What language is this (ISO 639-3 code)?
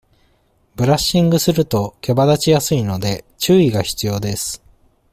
jpn